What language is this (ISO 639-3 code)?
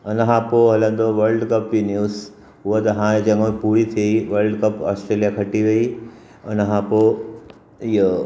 snd